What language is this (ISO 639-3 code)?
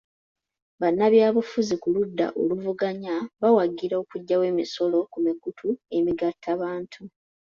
lug